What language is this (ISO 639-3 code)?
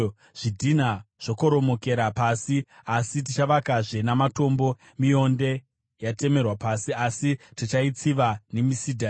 sna